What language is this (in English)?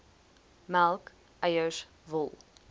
Afrikaans